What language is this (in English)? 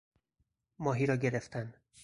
Persian